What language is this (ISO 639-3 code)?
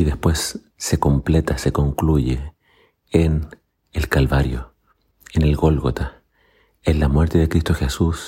spa